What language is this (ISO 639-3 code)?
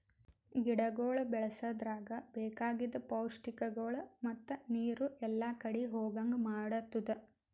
kan